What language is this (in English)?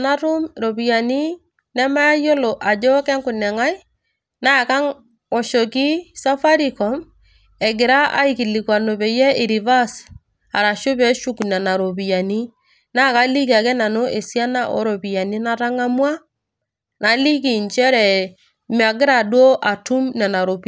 Masai